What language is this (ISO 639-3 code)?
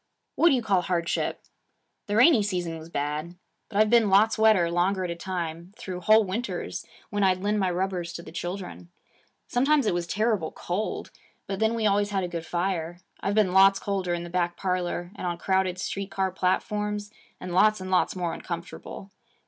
eng